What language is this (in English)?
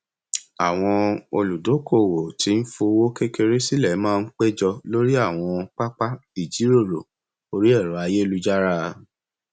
Yoruba